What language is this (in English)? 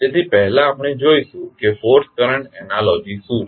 Gujarati